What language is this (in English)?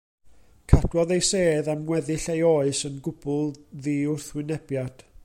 Welsh